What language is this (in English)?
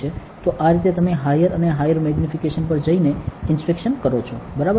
Gujarati